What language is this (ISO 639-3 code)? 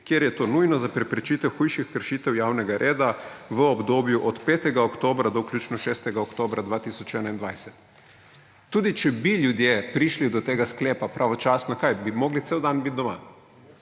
slv